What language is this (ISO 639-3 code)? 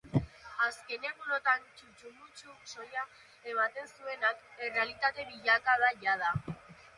eus